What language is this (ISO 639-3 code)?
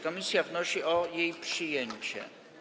pol